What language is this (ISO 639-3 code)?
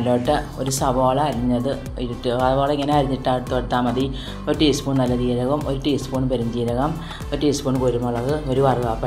ara